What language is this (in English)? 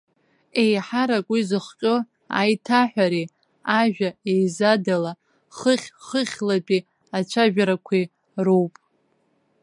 Abkhazian